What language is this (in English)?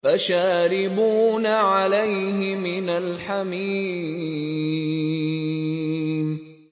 Arabic